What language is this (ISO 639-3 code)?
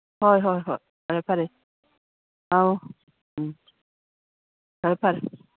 mni